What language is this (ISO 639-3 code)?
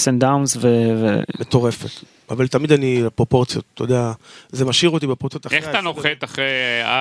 heb